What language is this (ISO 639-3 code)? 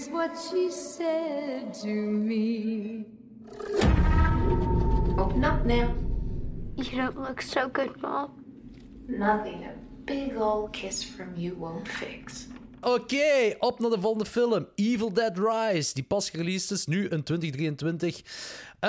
nld